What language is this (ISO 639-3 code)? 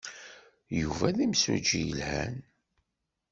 kab